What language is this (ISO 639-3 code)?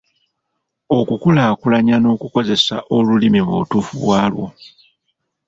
lug